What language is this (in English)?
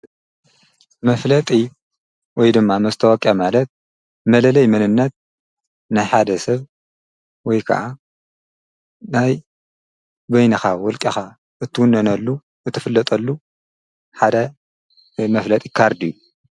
Tigrinya